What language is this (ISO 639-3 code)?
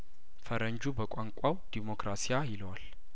amh